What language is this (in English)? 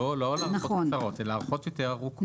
Hebrew